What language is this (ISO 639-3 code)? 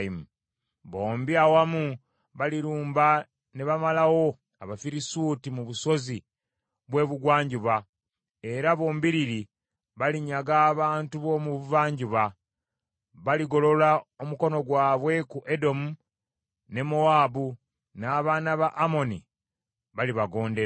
lug